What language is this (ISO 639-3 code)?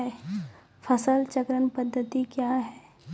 mai